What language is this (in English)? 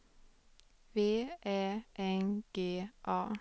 Swedish